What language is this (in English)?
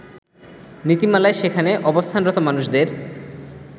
Bangla